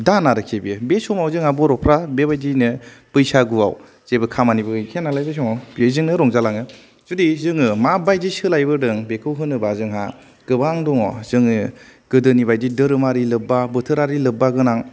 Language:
Bodo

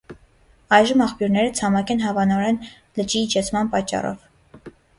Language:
Armenian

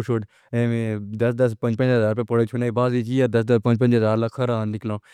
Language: Pahari-Potwari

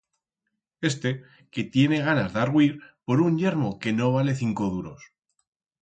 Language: Aragonese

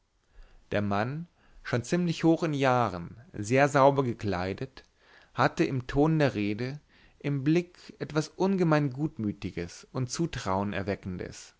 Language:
German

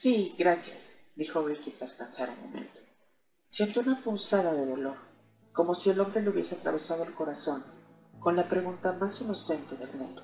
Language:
Spanish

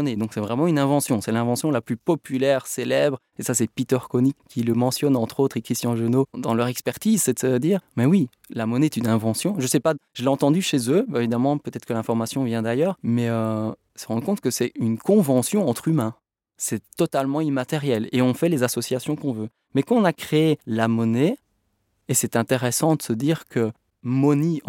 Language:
French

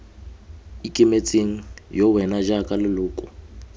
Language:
Tswana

